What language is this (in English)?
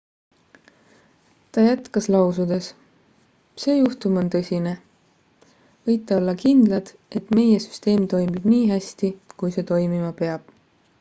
Estonian